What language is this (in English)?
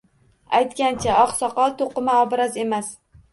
Uzbek